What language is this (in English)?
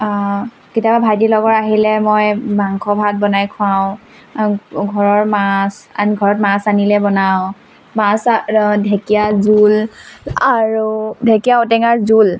Assamese